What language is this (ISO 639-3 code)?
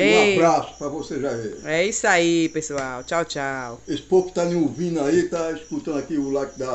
por